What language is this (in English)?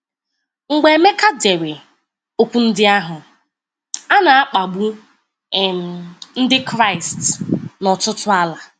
Igbo